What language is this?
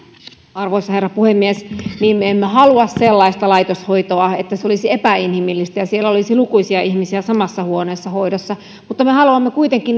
Finnish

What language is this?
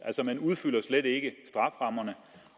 Danish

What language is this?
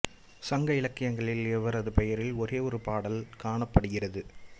Tamil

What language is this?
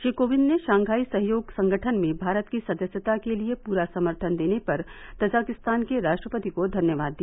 Hindi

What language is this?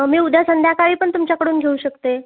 Marathi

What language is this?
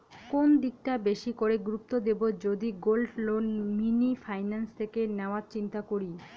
Bangla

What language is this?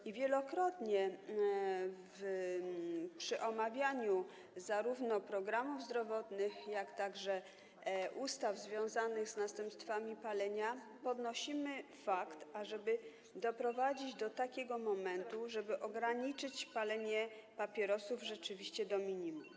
Polish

